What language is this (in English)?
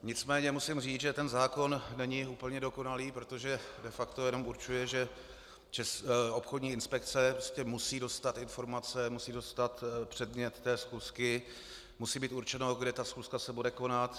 Czech